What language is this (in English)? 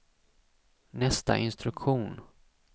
Swedish